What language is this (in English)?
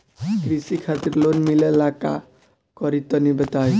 Bhojpuri